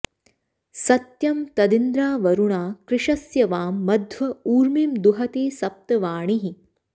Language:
Sanskrit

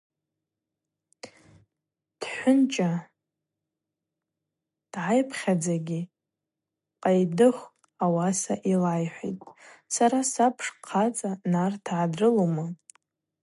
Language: Abaza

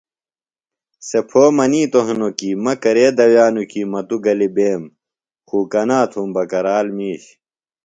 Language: Phalura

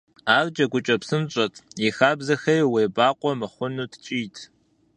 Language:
Kabardian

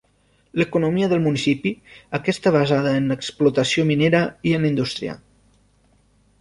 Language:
Catalan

